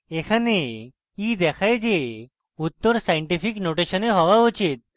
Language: Bangla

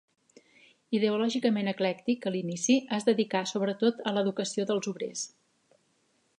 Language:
Catalan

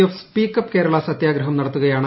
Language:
Malayalam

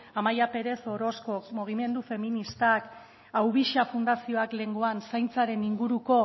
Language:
Basque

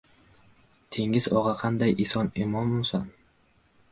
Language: Uzbek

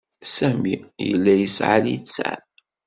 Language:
Kabyle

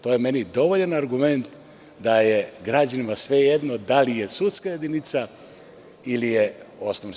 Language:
Serbian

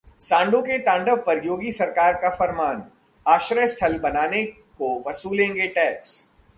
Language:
Hindi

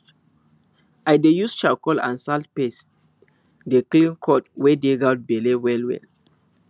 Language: Nigerian Pidgin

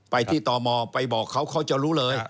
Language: Thai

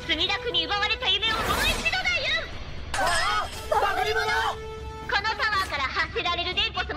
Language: Japanese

